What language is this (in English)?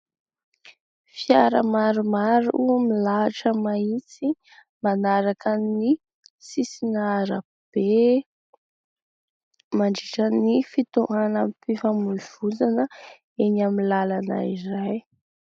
Malagasy